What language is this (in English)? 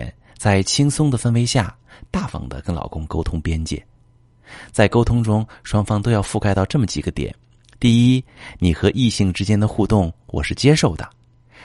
Chinese